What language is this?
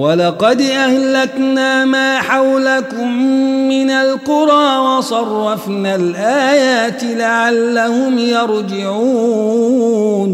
Arabic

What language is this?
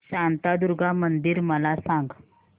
Marathi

